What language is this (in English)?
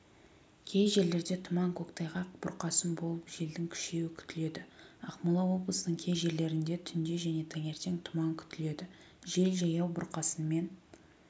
Kazakh